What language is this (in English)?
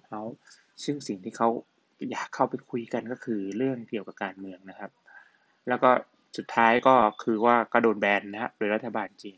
Thai